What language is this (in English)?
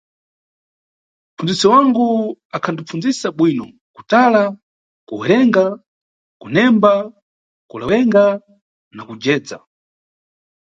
Nyungwe